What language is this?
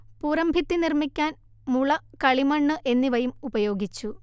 Malayalam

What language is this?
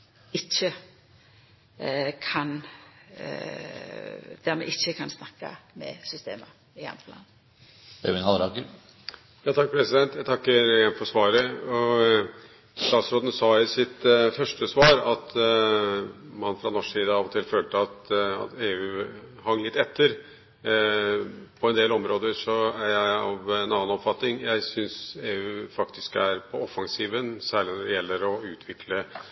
Norwegian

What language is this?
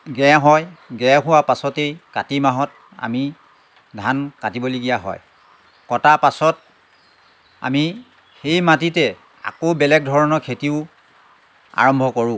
Assamese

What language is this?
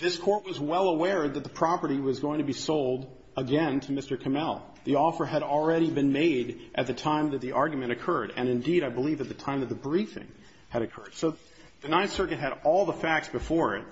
English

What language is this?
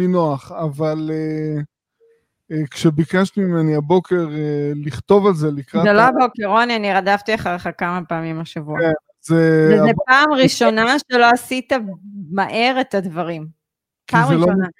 Hebrew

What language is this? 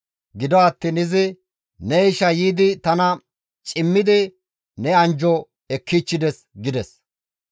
Gamo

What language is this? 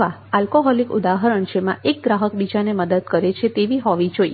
Gujarati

